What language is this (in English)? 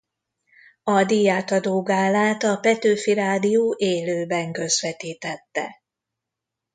Hungarian